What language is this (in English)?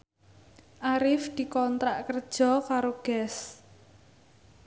Javanese